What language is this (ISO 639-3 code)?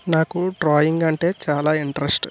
tel